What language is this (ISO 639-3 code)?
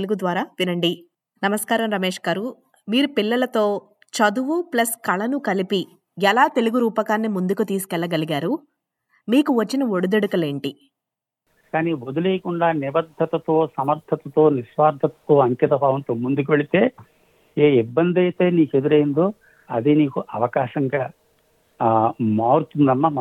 tel